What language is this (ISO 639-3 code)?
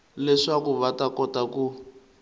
tso